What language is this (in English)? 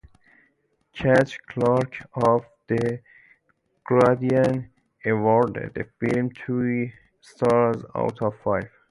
English